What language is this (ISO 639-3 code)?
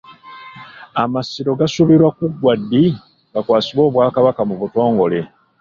lug